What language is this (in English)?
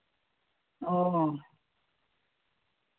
Santali